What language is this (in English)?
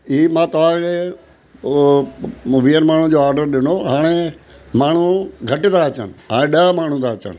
Sindhi